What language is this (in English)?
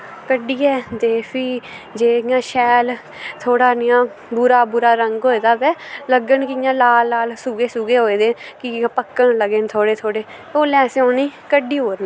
Dogri